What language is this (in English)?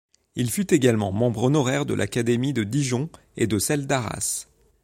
French